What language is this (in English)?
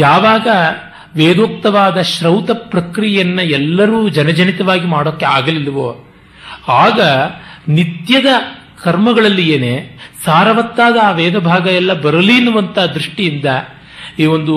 Kannada